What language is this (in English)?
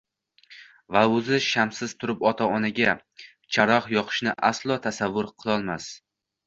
Uzbek